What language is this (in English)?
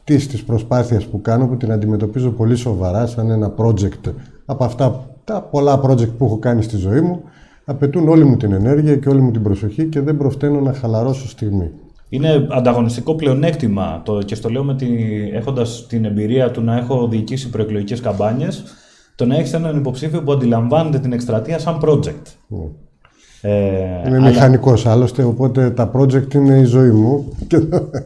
Greek